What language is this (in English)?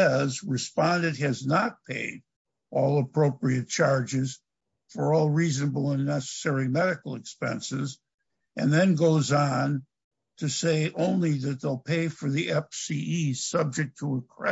English